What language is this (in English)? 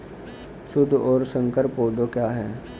Hindi